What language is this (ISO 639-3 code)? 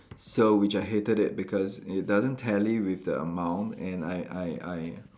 eng